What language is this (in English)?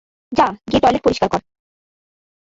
Bangla